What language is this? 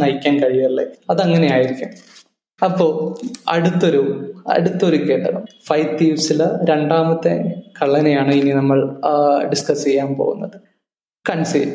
Malayalam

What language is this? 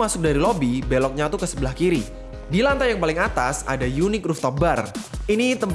Indonesian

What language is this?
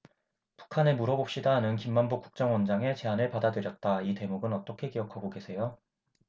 Korean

